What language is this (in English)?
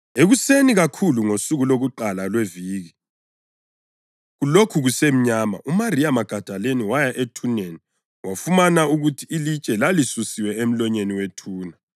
North Ndebele